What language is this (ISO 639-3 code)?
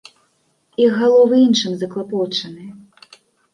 bel